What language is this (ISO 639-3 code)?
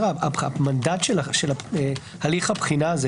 heb